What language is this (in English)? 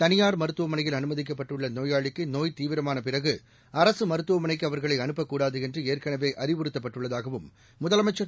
Tamil